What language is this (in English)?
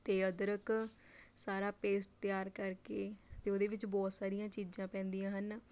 Punjabi